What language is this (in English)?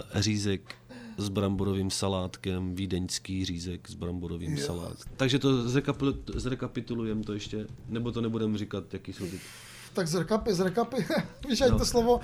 Czech